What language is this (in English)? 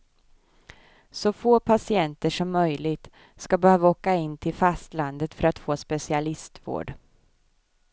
Swedish